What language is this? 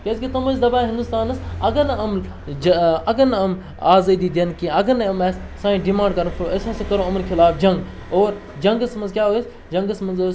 Kashmiri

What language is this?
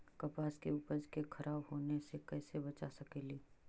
Magahi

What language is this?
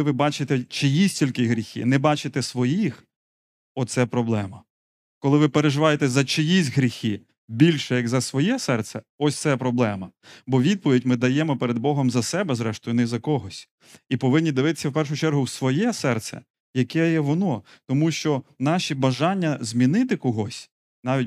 Ukrainian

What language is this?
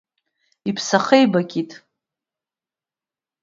Abkhazian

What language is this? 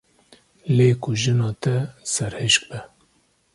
Kurdish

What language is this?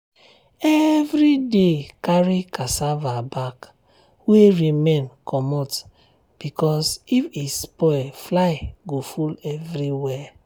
Nigerian Pidgin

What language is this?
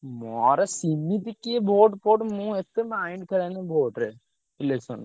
Odia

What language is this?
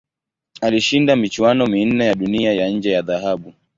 Swahili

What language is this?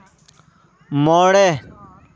Santali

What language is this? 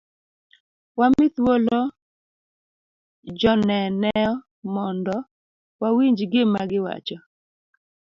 Luo (Kenya and Tanzania)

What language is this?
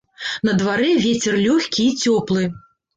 Belarusian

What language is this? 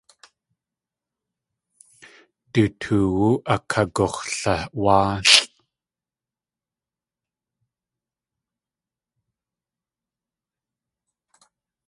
Tlingit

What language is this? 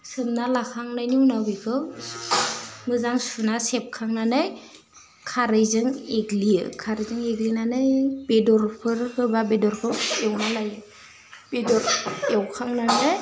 Bodo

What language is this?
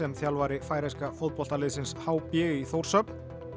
Icelandic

